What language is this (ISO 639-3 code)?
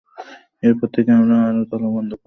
ben